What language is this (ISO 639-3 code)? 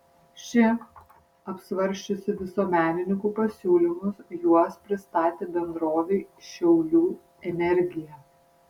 lit